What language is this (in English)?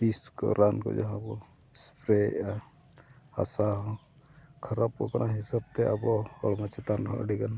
Santali